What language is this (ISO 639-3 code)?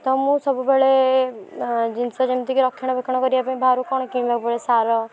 ori